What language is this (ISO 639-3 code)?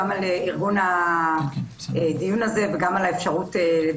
heb